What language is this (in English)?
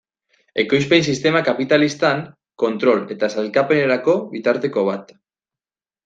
Basque